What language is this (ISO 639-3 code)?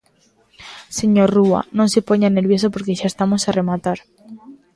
glg